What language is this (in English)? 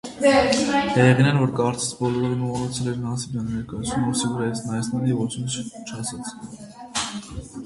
Armenian